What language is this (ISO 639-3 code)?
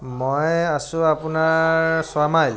asm